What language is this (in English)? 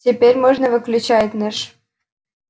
Russian